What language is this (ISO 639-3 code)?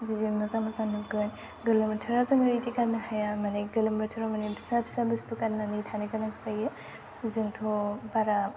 brx